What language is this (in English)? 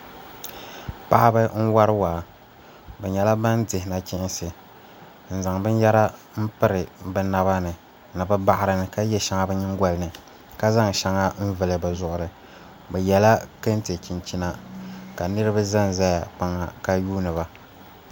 Dagbani